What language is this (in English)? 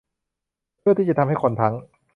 Thai